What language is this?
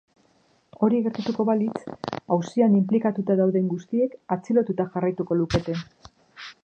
Basque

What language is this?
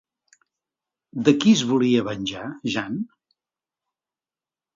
Catalan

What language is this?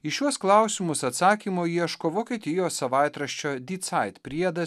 Lithuanian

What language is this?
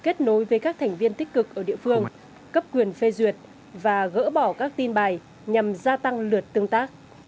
Vietnamese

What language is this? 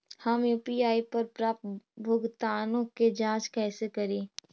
Magahi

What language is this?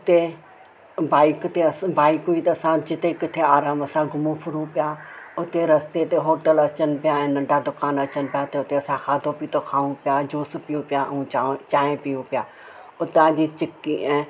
Sindhi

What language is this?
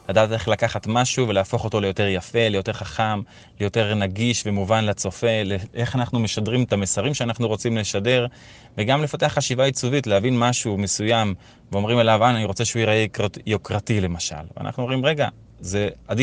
Hebrew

